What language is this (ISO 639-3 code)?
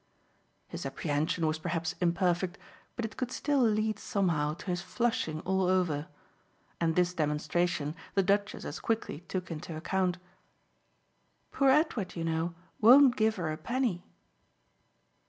eng